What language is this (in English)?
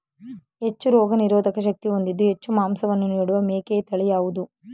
Kannada